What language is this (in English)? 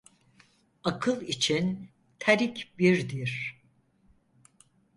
Turkish